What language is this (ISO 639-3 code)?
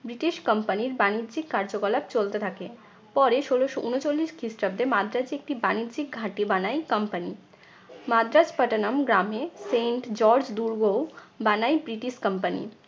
ben